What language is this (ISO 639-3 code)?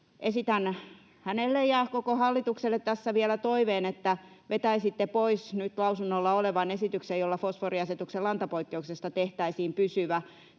fin